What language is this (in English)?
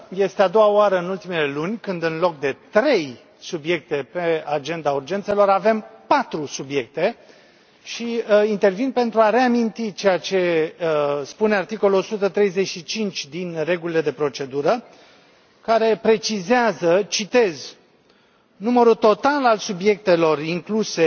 Romanian